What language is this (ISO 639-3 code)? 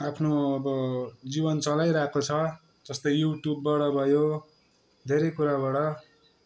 nep